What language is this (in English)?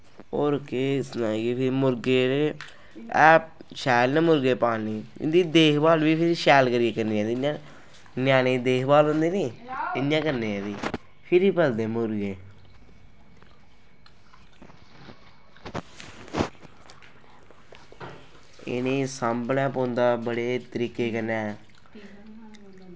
Dogri